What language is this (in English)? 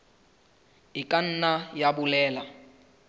Southern Sotho